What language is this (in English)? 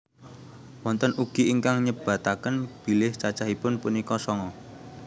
Javanese